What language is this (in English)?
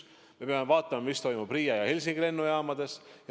Estonian